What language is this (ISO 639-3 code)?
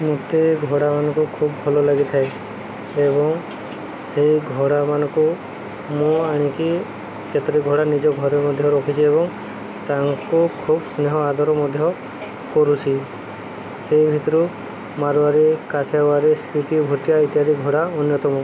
ori